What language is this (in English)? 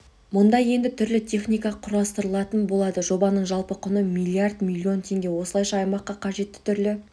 Kazakh